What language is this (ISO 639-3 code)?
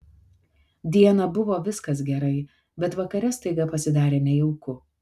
lit